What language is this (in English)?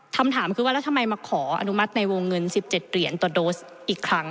Thai